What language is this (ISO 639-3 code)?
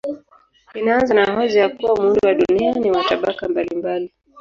swa